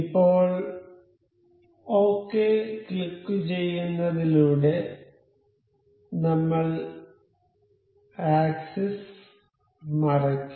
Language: Malayalam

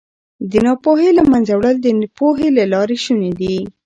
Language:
Pashto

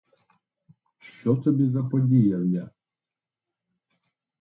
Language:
Ukrainian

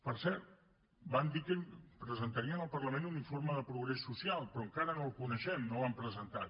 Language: Catalan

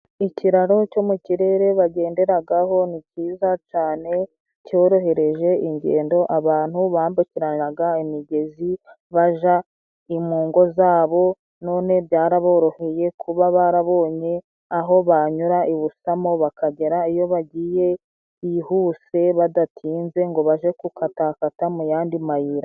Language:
Kinyarwanda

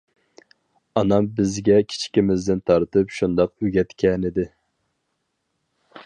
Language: Uyghur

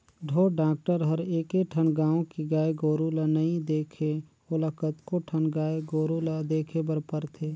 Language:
Chhattisgarhi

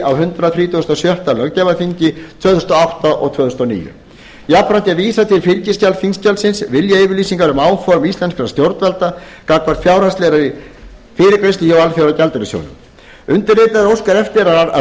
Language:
Icelandic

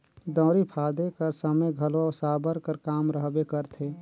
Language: Chhattisgarhi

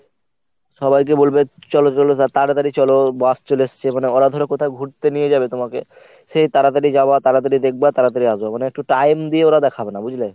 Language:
Bangla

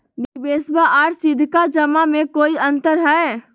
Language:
Magahi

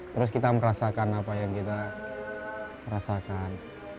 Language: Indonesian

